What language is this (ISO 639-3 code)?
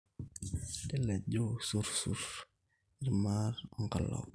mas